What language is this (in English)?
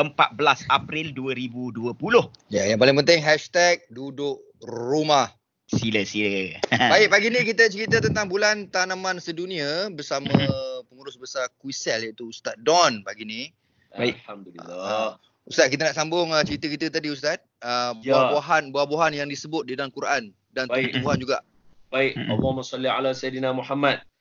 Malay